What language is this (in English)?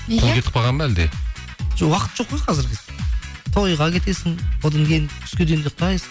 Kazakh